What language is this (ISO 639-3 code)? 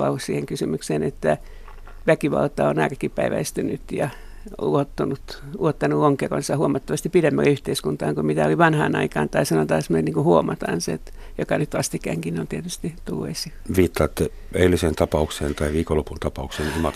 fin